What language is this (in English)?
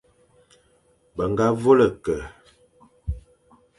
Fang